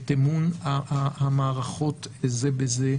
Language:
Hebrew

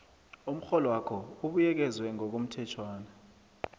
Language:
South Ndebele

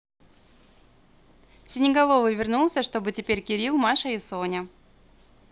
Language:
Russian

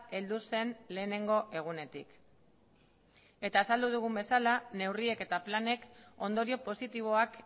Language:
Basque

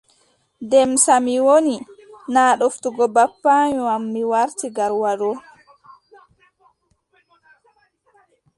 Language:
Adamawa Fulfulde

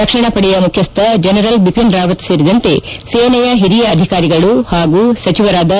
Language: Kannada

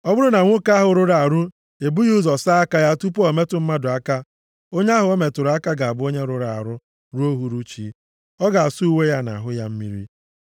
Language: Igbo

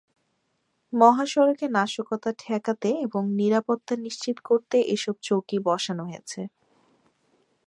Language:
Bangla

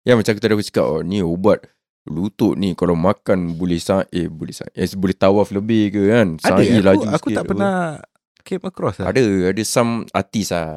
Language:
Malay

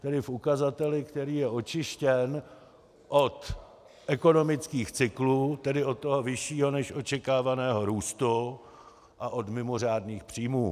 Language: Czech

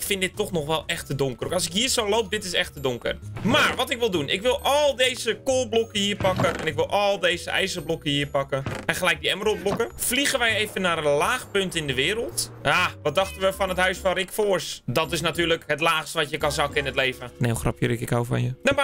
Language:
Dutch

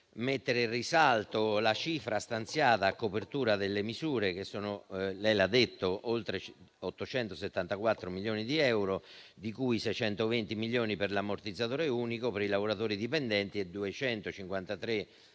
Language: Italian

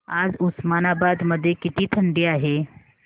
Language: Marathi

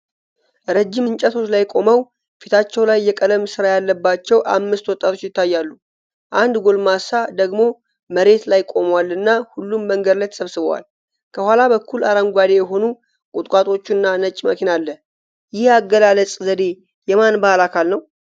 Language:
Amharic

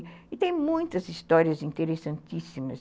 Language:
Portuguese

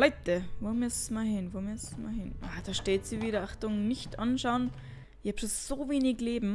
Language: German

